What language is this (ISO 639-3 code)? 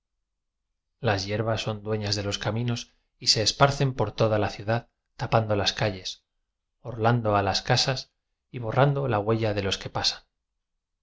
spa